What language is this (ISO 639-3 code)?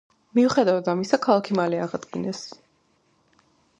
kat